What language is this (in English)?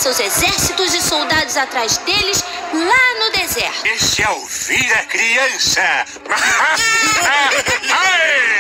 Portuguese